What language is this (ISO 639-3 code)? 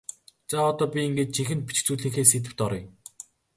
mon